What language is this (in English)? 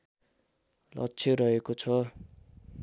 Nepali